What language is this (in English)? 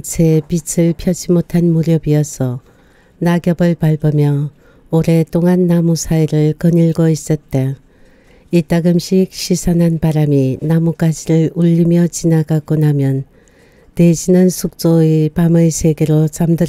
Korean